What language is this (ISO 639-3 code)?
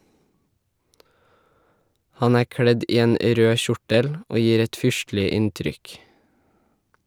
nor